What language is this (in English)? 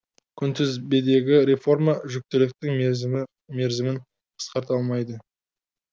Kazakh